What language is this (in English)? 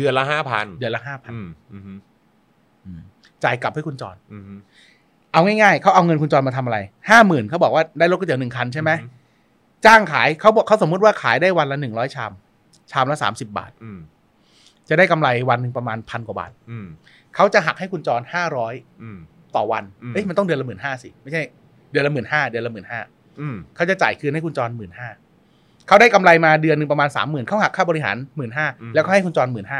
Thai